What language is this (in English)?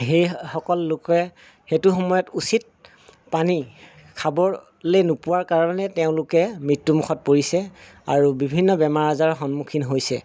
Assamese